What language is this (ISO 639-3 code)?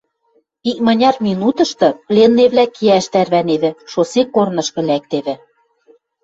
mrj